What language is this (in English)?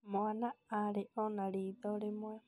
Kikuyu